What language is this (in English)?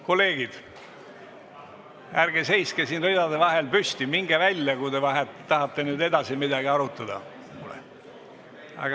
Estonian